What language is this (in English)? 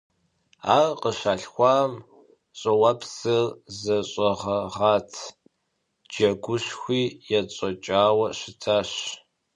Kabardian